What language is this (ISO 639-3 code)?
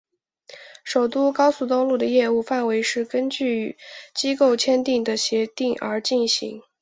zho